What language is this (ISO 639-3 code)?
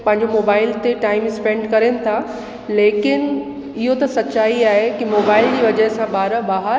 snd